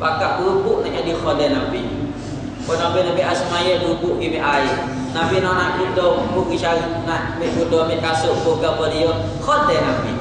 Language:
Malay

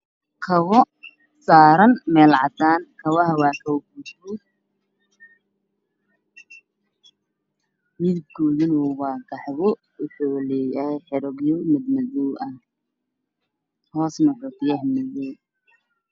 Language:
Somali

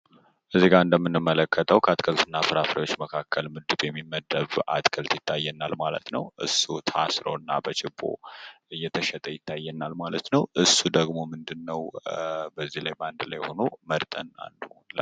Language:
Amharic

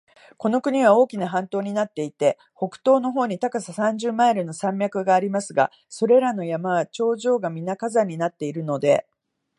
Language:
Japanese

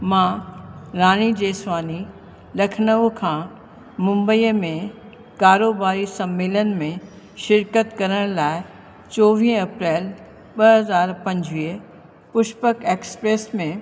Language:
Sindhi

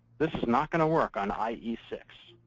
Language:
English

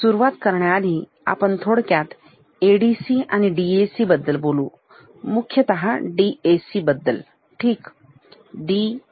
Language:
Marathi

